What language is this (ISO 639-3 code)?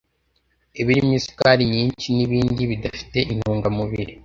kin